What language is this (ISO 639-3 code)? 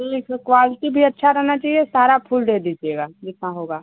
hin